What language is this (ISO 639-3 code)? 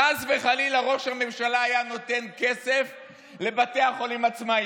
heb